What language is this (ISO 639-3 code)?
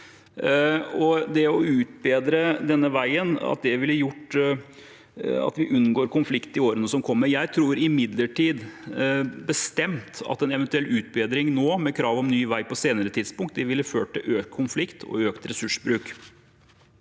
nor